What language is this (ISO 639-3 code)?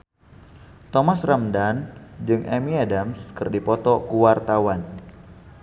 sun